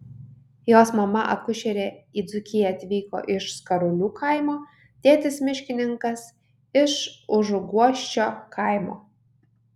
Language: Lithuanian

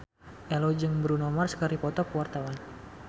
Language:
Sundanese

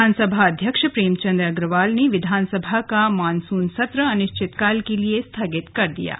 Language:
Hindi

